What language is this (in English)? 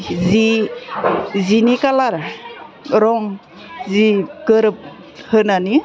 Bodo